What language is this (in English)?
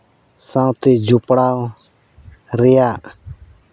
Santali